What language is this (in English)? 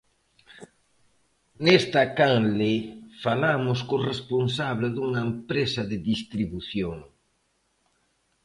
Galician